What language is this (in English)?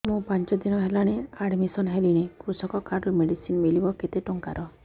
Odia